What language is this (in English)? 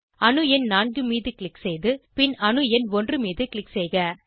Tamil